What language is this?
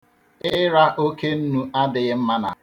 Igbo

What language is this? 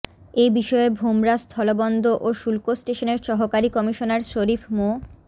Bangla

